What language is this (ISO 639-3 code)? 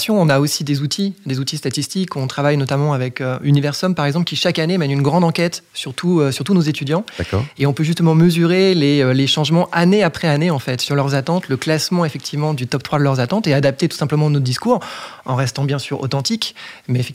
fra